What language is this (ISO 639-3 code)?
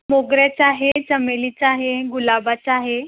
mar